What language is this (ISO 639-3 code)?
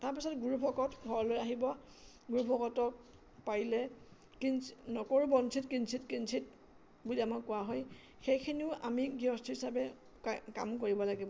asm